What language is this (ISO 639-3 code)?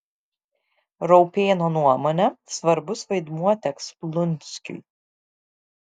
lit